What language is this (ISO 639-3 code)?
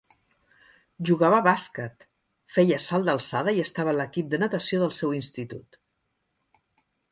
cat